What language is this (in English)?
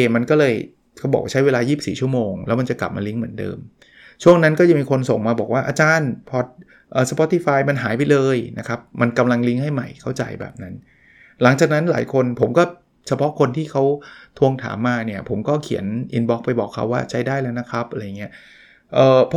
Thai